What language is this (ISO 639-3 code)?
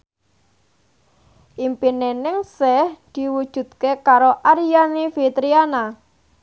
jav